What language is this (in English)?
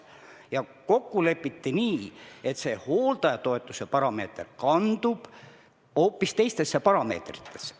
Estonian